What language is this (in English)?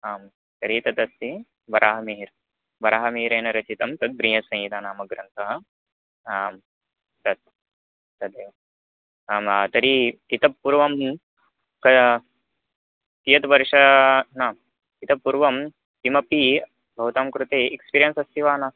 Sanskrit